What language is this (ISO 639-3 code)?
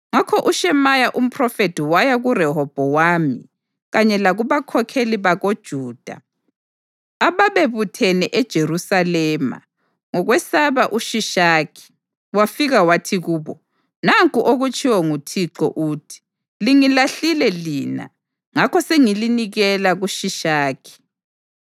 nde